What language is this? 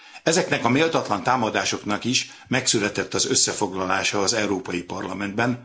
Hungarian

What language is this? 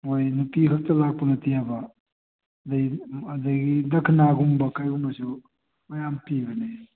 Manipuri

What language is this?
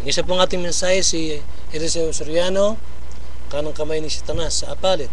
Filipino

